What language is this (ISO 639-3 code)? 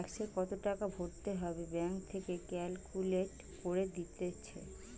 ben